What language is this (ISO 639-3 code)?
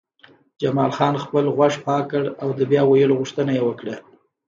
pus